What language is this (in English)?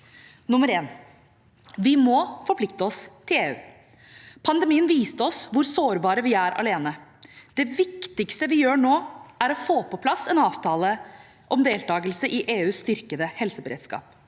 Norwegian